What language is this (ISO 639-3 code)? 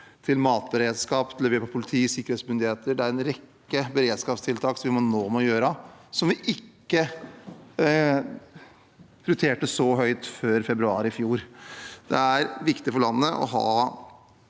nor